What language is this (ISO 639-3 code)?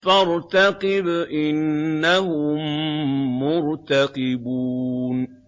ara